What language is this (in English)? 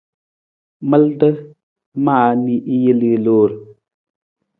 Nawdm